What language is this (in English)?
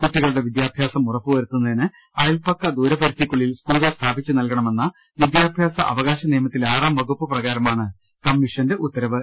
Malayalam